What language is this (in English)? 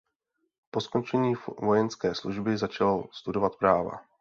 Czech